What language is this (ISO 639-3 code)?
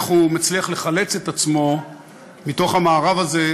heb